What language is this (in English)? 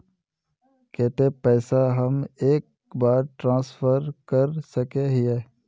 Magahi